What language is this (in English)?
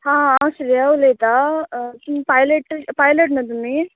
Konkani